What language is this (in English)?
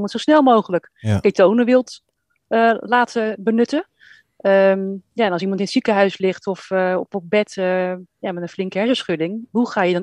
Dutch